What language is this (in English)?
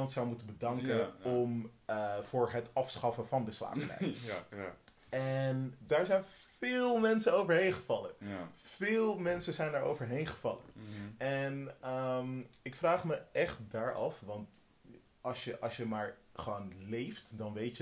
Dutch